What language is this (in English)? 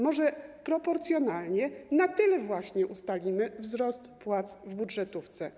Polish